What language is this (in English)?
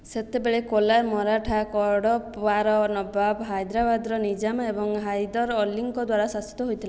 Odia